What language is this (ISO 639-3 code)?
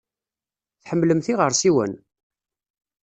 kab